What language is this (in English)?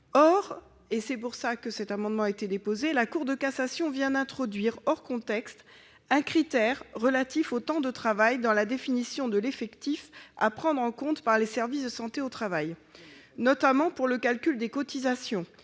French